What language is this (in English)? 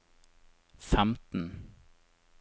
Norwegian